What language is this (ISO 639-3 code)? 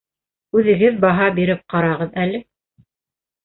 bak